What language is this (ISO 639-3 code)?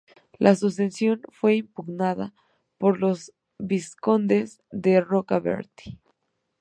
spa